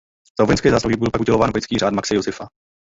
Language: Czech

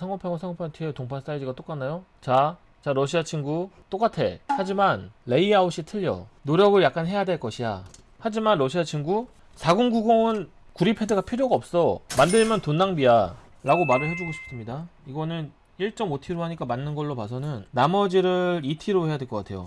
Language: Korean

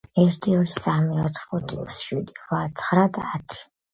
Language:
Georgian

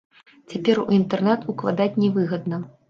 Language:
Belarusian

